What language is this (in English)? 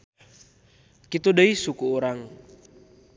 Sundanese